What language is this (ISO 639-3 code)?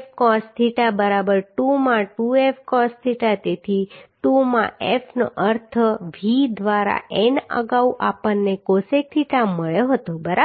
guj